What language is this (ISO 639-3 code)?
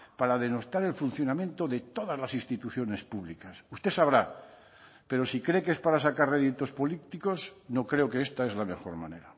spa